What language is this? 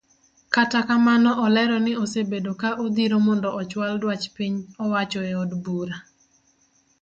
Luo (Kenya and Tanzania)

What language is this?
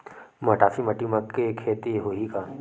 Chhattisgarhi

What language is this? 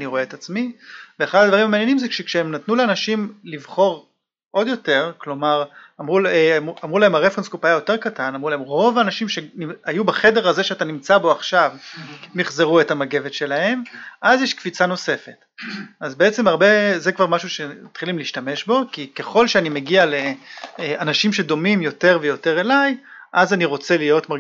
Hebrew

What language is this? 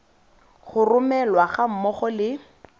Tswana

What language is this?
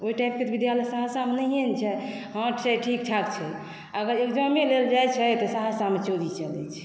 Maithili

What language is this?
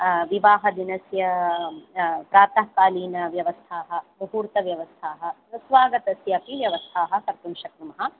Sanskrit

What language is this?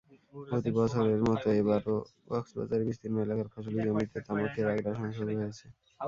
Bangla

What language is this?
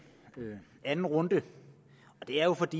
Danish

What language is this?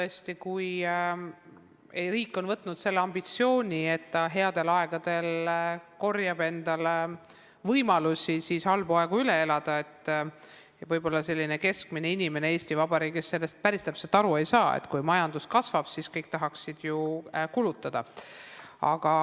Estonian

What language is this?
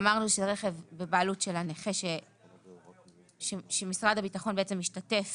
Hebrew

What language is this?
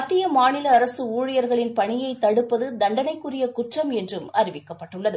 Tamil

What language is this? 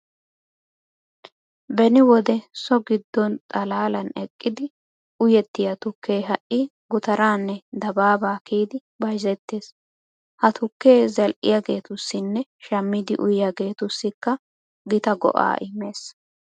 Wolaytta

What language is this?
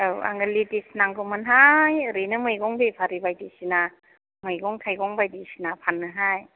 Bodo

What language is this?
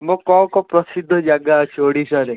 Odia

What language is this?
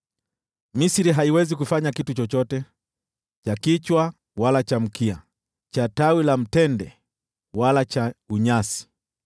Swahili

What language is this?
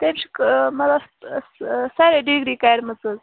Kashmiri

